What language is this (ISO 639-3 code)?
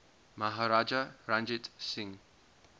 eng